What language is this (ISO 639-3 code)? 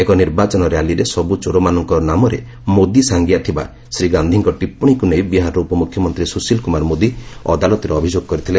ori